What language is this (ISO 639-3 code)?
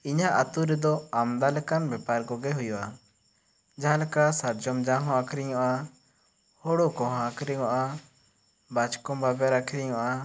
sat